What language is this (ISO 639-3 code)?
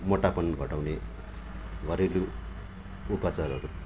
nep